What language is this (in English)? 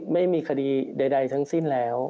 Thai